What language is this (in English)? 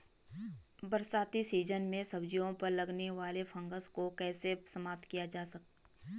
Hindi